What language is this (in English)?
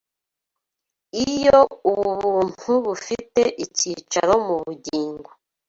Kinyarwanda